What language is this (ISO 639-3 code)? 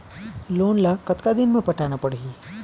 hne